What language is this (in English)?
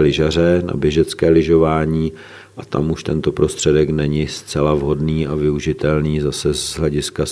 Czech